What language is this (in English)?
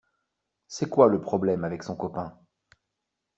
French